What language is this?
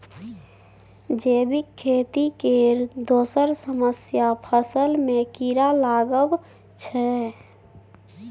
Maithili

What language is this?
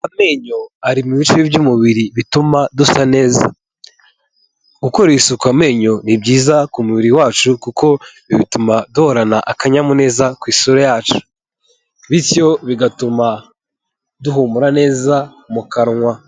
Kinyarwanda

